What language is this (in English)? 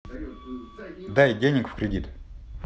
Russian